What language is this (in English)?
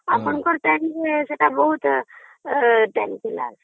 Odia